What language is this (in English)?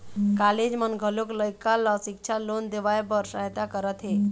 Chhattisgarhi